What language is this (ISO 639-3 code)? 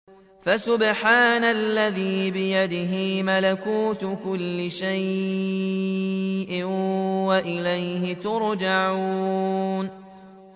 ara